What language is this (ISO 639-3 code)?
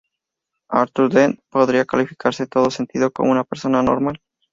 spa